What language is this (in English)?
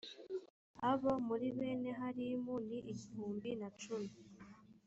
Kinyarwanda